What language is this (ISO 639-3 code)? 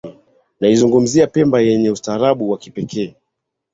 swa